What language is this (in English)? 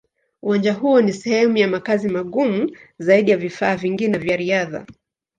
Swahili